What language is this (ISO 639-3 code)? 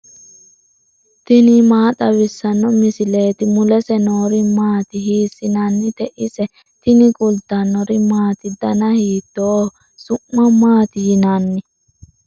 sid